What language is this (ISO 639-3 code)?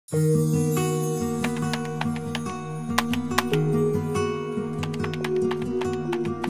tur